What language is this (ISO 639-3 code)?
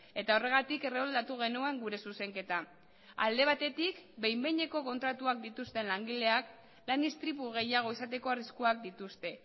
eus